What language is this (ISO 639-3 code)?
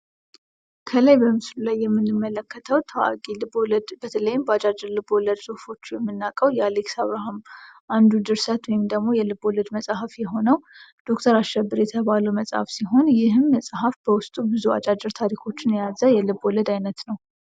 amh